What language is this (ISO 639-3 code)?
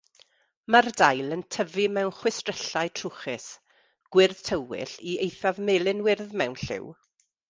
cym